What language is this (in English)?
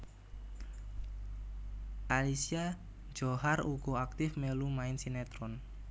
Javanese